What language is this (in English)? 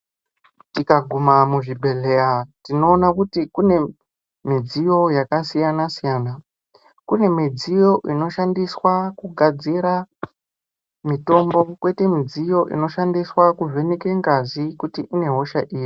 Ndau